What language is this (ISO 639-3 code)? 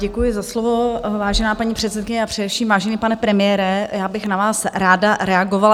ces